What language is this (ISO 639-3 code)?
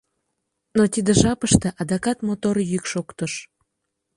chm